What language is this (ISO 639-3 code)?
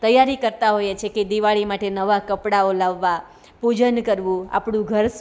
guj